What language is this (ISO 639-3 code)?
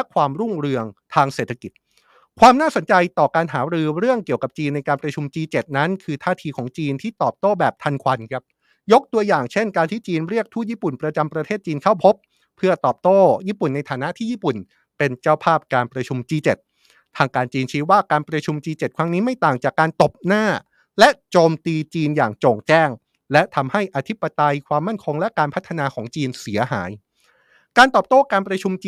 tha